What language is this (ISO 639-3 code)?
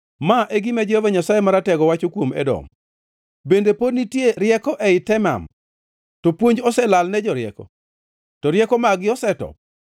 luo